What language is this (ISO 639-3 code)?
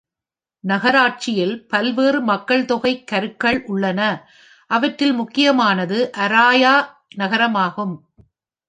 tam